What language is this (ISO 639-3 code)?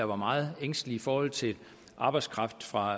dan